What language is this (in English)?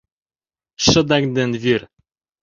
Mari